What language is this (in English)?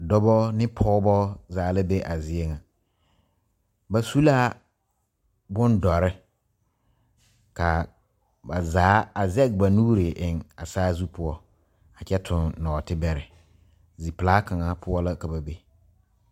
Southern Dagaare